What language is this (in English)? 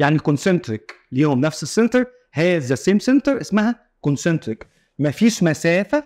Arabic